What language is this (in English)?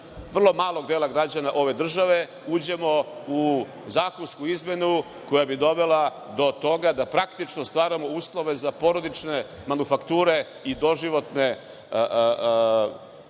Serbian